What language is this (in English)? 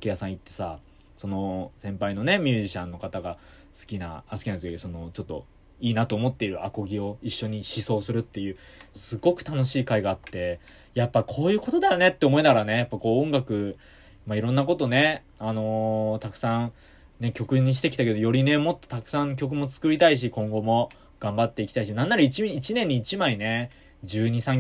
Japanese